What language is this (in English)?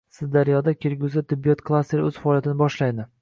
Uzbek